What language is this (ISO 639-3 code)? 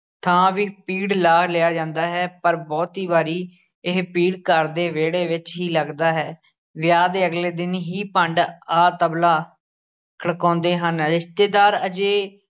pan